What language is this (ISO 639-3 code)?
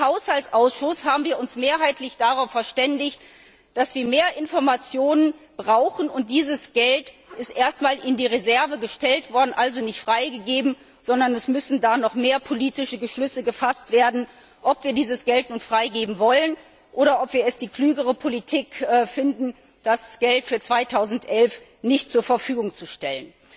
deu